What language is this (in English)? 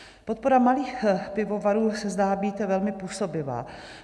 Czech